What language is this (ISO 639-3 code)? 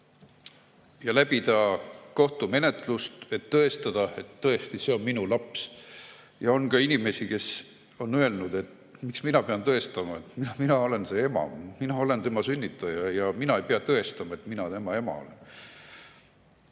est